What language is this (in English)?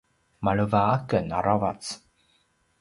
Paiwan